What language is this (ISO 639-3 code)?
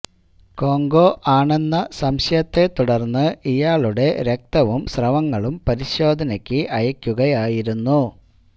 mal